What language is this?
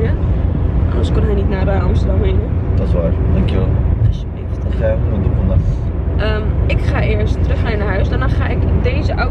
Dutch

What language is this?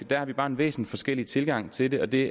Danish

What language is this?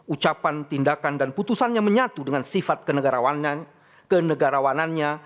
Indonesian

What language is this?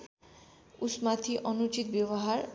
Nepali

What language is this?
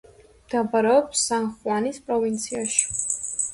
Georgian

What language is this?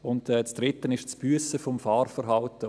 Swiss German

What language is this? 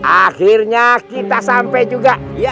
Indonesian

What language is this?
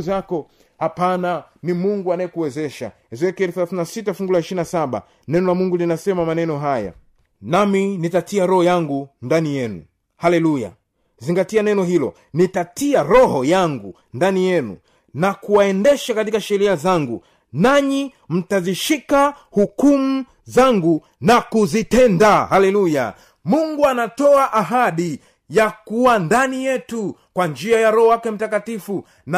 Swahili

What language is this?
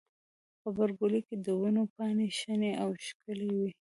Pashto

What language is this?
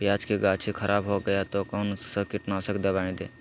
Magahi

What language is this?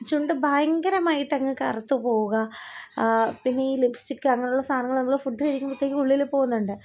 Malayalam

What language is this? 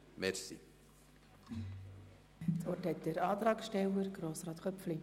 Swiss German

